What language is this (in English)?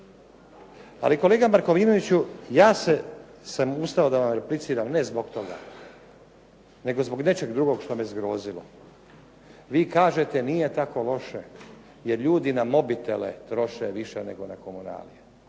Croatian